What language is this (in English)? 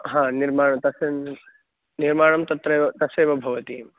Sanskrit